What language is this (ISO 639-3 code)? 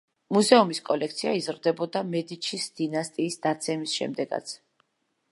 kat